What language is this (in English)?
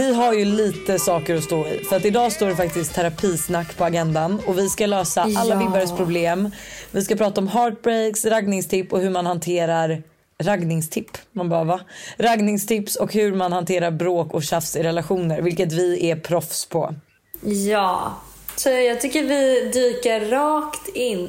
Swedish